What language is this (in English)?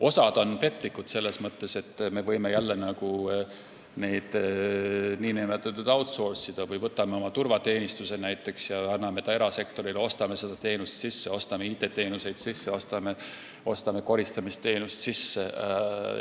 Estonian